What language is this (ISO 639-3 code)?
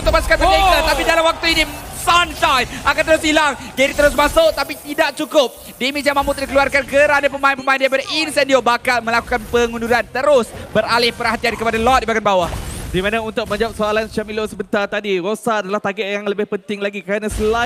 msa